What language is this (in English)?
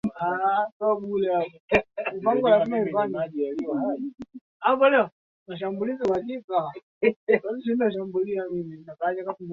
Swahili